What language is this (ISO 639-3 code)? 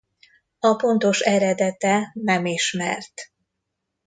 hun